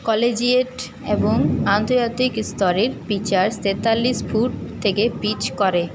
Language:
Bangla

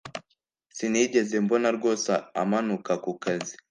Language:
Kinyarwanda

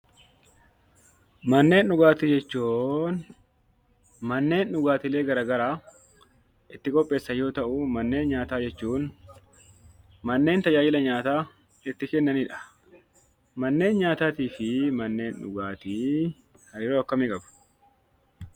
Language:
Oromo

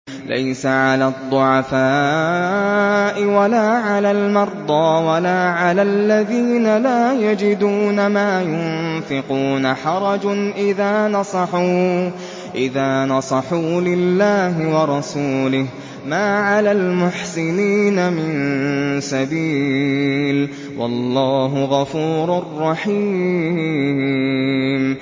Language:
Arabic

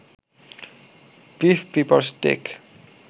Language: Bangla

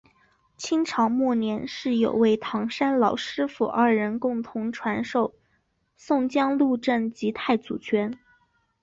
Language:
Chinese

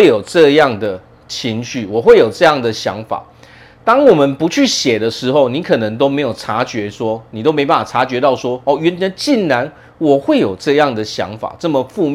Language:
Chinese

